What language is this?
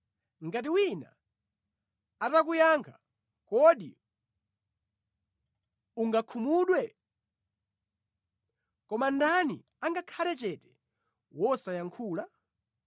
Nyanja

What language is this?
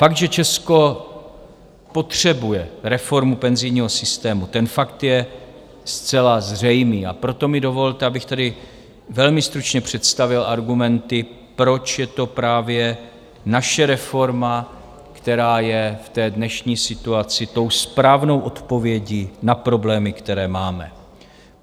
Czech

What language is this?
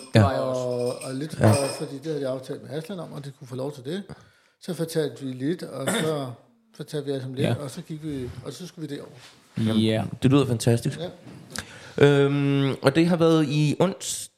Danish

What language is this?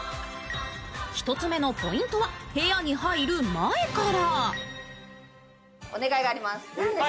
Japanese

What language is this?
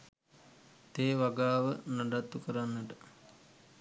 Sinhala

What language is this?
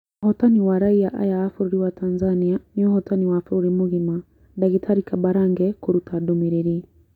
Kikuyu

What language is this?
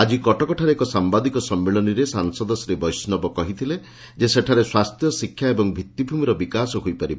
Odia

